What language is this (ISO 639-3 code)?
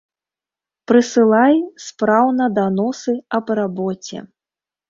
bel